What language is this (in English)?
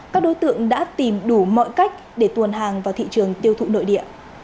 Vietnamese